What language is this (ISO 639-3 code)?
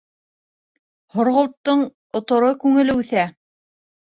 bak